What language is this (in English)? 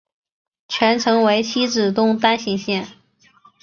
Chinese